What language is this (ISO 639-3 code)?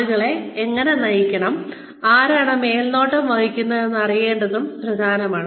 mal